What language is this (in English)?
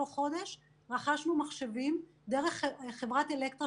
Hebrew